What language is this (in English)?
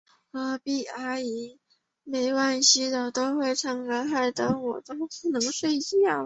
Chinese